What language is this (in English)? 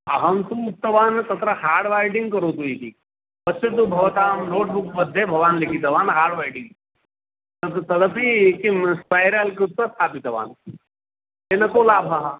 Sanskrit